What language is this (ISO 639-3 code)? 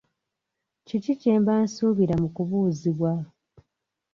lug